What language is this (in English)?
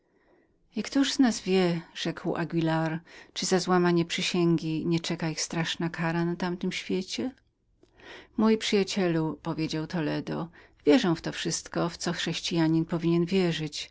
Polish